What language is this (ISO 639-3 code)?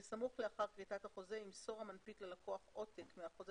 heb